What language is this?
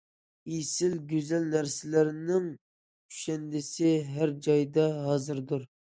Uyghur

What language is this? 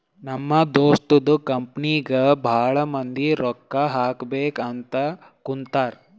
Kannada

